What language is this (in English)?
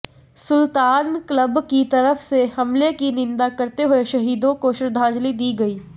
Hindi